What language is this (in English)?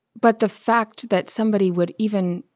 English